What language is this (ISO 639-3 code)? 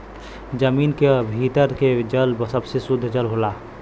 bho